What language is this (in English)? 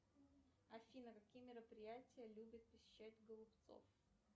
Russian